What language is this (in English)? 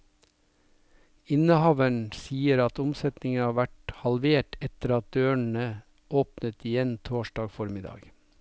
Norwegian